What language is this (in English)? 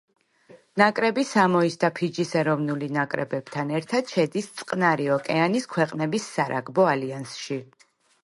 Georgian